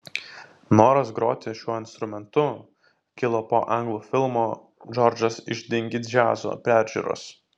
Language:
Lithuanian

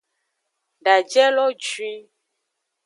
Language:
Aja (Benin)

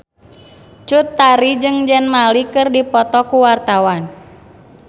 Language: Sundanese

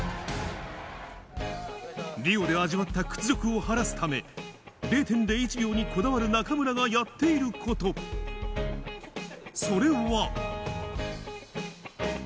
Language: Japanese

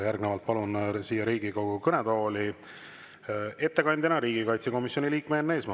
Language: Estonian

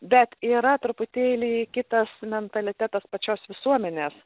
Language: Lithuanian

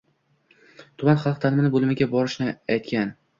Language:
Uzbek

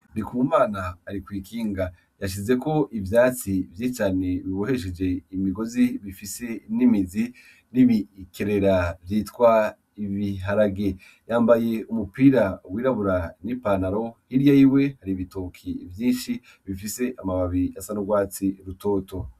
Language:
Rundi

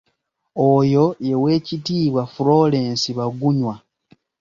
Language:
Ganda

